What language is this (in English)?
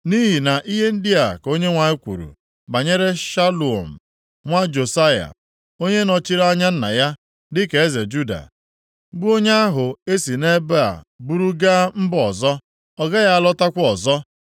Igbo